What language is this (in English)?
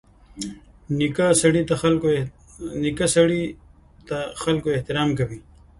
Pashto